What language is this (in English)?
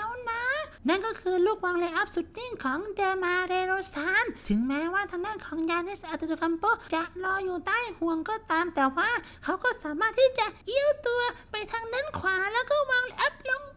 Thai